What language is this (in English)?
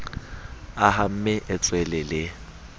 Southern Sotho